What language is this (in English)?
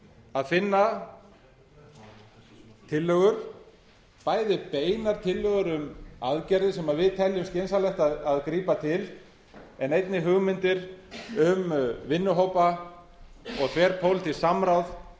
Icelandic